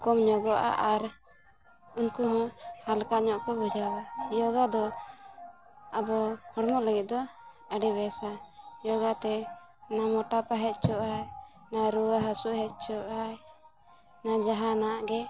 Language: Santali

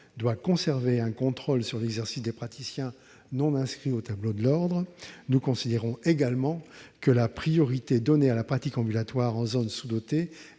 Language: French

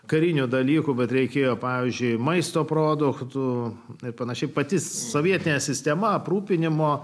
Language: Lithuanian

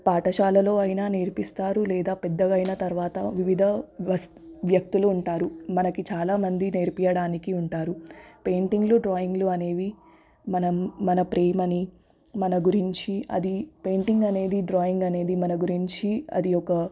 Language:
Telugu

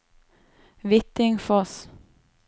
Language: Norwegian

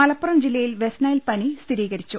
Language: Malayalam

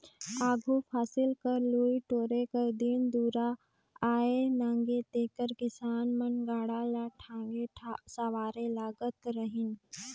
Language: Chhattisgarhi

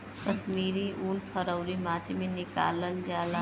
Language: Bhojpuri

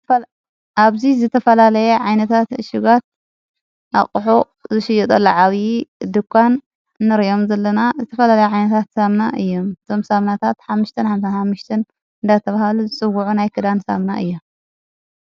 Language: Tigrinya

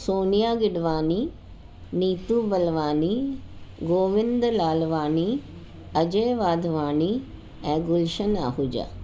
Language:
Sindhi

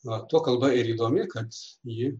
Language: Lithuanian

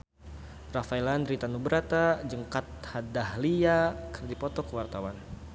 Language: Sundanese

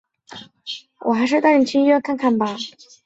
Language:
Chinese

